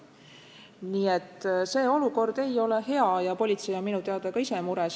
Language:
Estonian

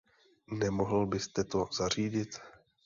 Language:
Czech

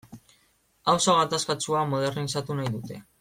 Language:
Basque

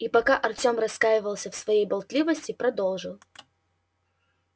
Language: Russian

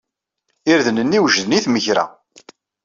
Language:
Kabyle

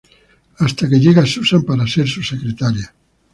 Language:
Spanish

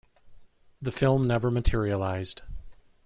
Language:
English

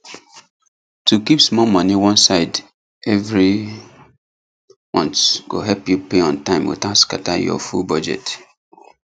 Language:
Nigerian Pidgin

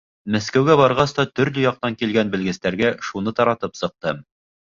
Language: Bashkir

